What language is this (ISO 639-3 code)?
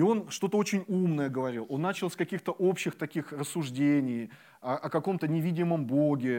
rus